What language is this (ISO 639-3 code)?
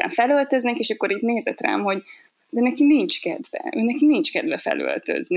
hun